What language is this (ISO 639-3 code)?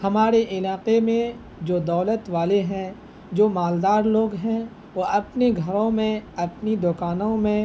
urd